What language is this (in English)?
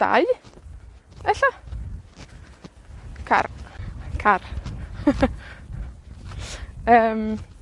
Welsh